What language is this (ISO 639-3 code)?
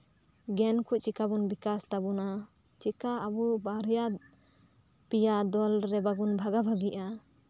sat